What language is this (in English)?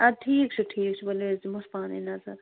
Kashmiri